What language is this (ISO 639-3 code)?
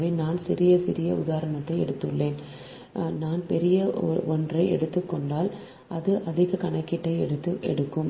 tam